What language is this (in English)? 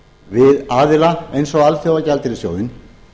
Icelandic